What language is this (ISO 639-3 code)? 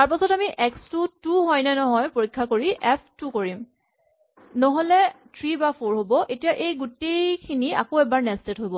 asm